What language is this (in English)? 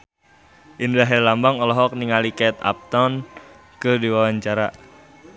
Sundanese